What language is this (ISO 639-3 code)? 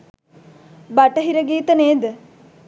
sin